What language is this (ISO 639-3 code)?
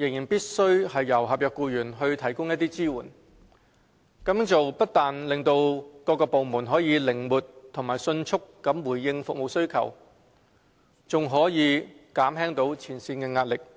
yue